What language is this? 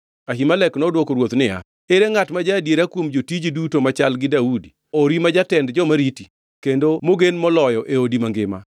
Luo (Kenya and Tanzania)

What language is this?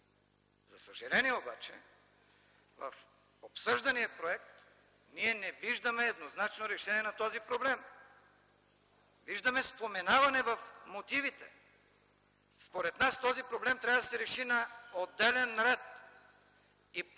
Bulgarian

